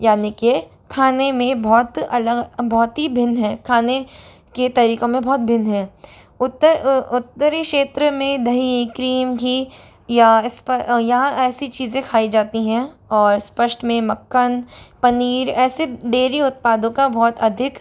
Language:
Hindi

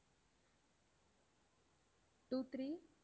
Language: Tamil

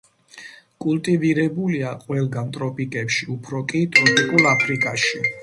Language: Georgian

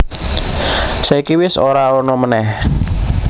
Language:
Javanese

